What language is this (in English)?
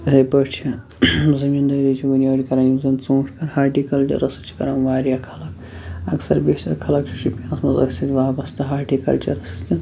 Kashmiri